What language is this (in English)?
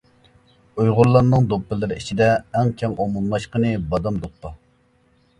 Uyghur